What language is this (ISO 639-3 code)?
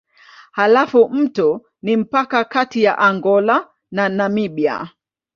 swa